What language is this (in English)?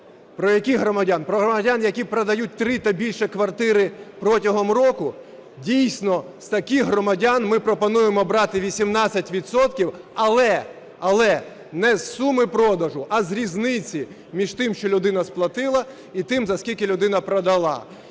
Ukrainian